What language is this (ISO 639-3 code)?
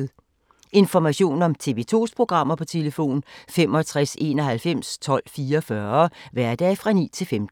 dan